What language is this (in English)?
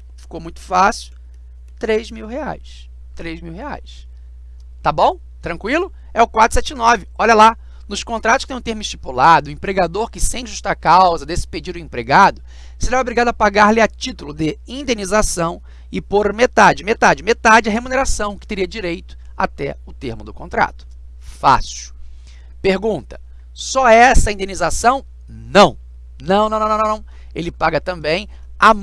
Portuguese